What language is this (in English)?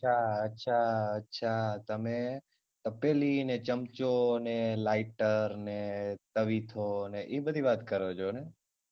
Gujarati